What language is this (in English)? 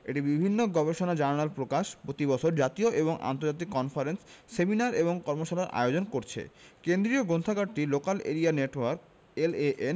Bangla